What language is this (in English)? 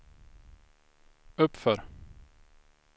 Swedish